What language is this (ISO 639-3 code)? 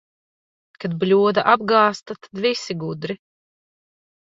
lav